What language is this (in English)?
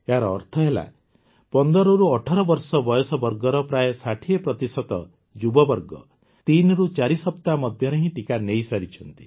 Odia